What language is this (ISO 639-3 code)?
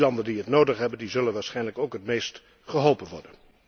nld